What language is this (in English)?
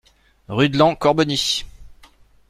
French